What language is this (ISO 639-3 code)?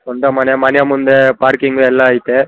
kan